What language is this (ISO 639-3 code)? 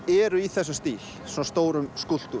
isl